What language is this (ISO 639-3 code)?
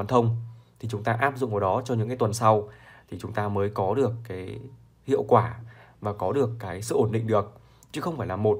vie